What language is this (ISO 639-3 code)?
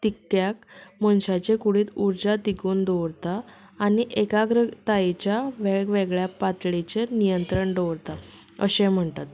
kok